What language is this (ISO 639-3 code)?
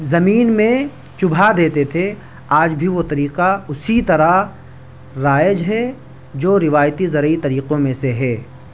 urd